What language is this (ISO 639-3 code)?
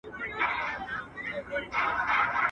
pus